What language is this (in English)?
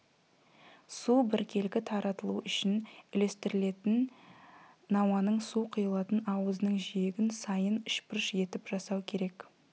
Kazakh